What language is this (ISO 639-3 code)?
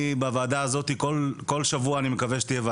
heb